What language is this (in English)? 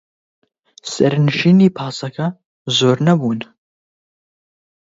Central Kurdish